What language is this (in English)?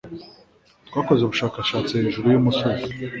Kinyarwanda